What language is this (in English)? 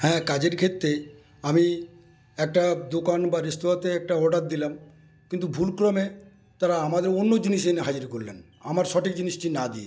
Bangla